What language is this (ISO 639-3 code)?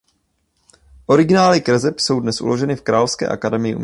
ces